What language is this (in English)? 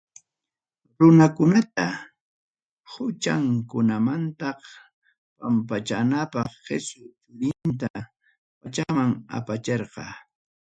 Ayacucho Quechua